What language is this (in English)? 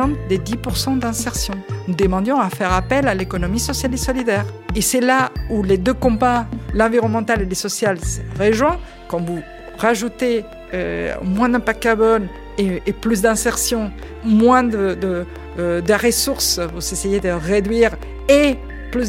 French